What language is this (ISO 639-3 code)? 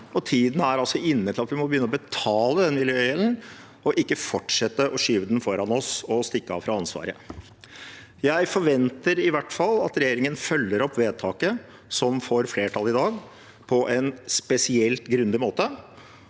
nor